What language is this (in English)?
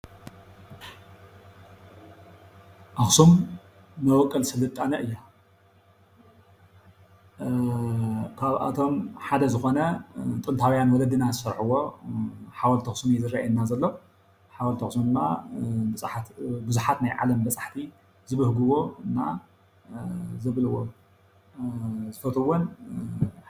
Tigrinya